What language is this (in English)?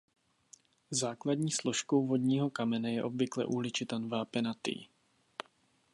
Czech